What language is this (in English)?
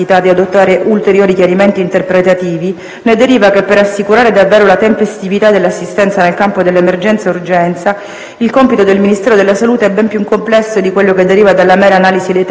Italian